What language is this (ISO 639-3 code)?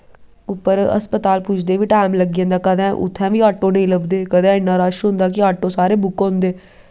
doi